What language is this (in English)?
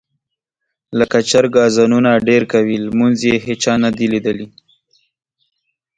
Pashto